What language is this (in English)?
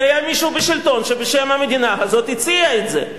Hebrew